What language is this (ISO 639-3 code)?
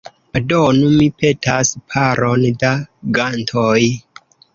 epo